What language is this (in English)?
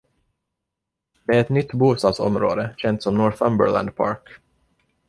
Swedish